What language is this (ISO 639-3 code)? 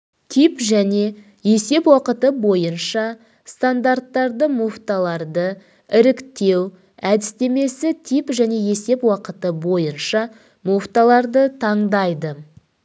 kaz